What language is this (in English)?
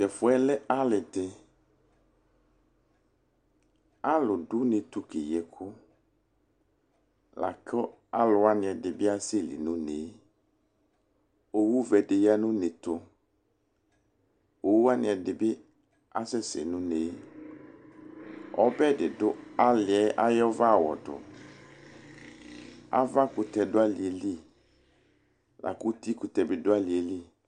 Ikposo